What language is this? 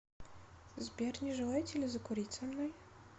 Russian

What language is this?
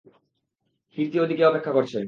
Bangla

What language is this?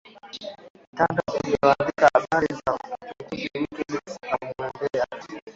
Swahili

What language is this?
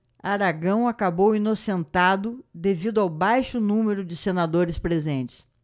Portuguese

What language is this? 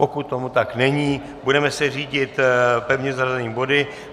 Czech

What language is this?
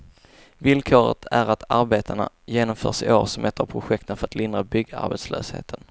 Swedish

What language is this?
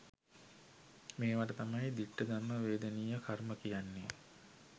Sinhala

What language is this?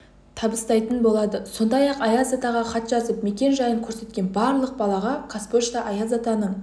Kazakh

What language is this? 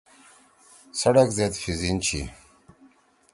Torwali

